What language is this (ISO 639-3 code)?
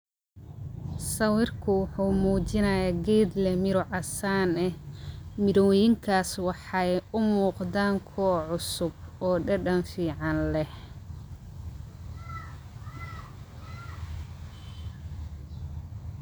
som